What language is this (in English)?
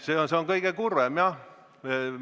Estonian